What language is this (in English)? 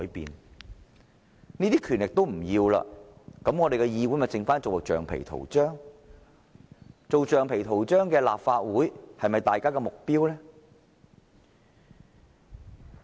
Cantonese